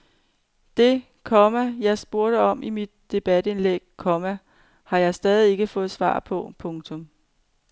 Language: Danish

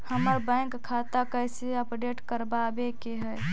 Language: Magahi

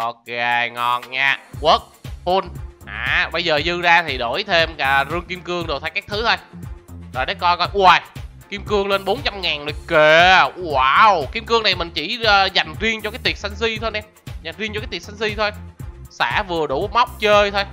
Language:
Vietnamese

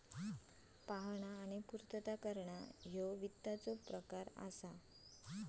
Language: Marathi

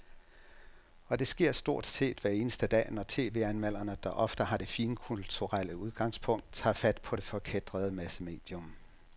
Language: Danish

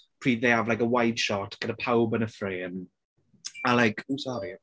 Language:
Welsh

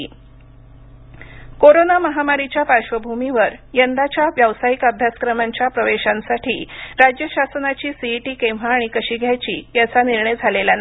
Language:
Marathi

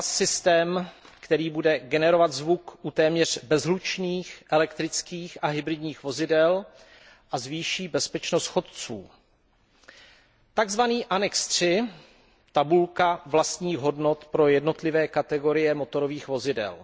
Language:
Czech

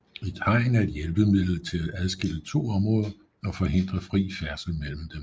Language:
Danish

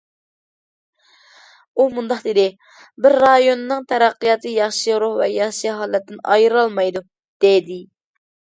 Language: Uyghur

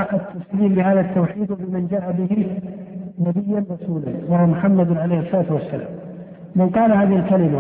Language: Arabic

